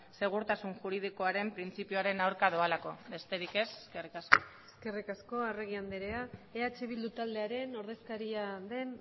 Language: Basque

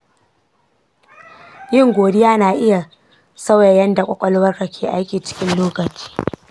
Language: Hausa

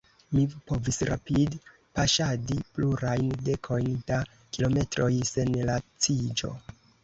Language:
Esperanto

